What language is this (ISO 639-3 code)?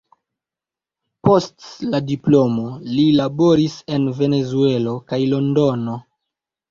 epo